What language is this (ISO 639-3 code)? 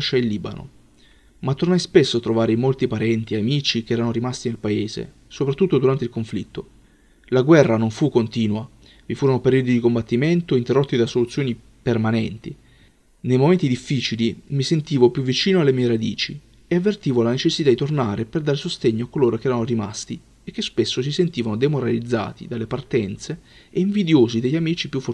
ita